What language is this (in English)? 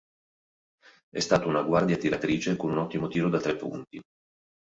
Italian